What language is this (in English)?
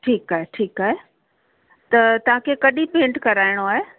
Sindhi